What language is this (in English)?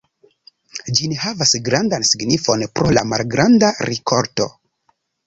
Esperanto